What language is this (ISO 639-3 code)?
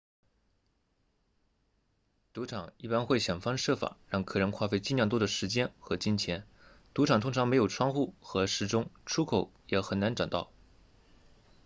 zho